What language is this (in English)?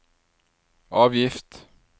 Norwegian